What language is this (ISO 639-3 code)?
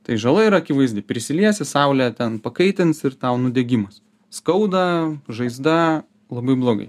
lit